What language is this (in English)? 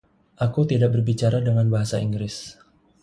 Indonesian